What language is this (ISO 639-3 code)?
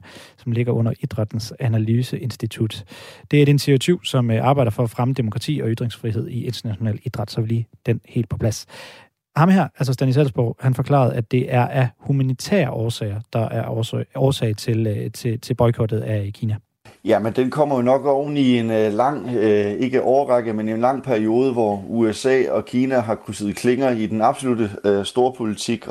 dan